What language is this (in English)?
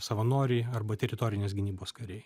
Lithuanian